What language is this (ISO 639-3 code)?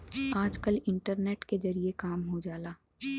bho